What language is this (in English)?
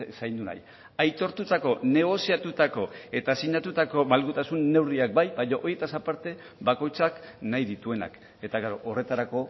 Basque